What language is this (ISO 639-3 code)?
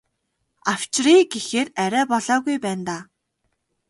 mon